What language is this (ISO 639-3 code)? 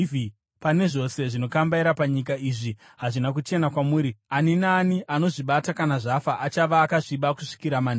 sna